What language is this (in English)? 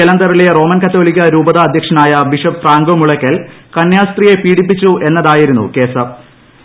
Malayalam